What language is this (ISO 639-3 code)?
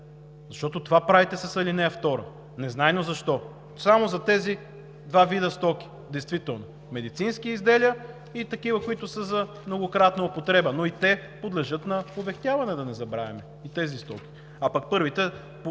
bul